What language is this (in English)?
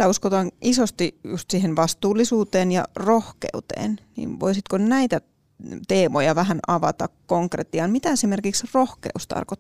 Finnish